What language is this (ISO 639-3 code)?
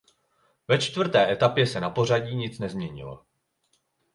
ces